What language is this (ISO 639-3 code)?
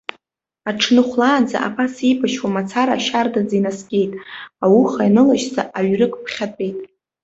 abk